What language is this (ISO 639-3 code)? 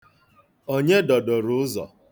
ibo